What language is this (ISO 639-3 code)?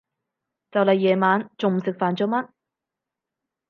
yue